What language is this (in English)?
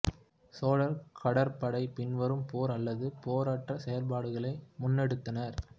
Tamil